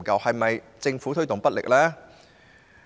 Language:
Cantonese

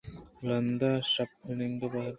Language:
Eastern Balochi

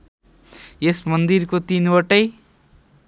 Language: Nepali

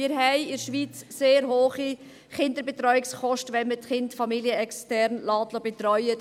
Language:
Swiss German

